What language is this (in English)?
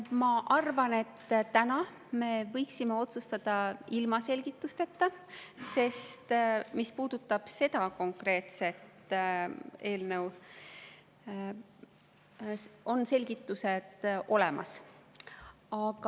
Estonian